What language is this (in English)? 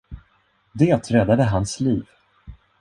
Swedish